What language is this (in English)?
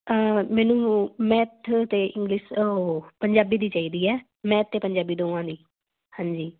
Punjabi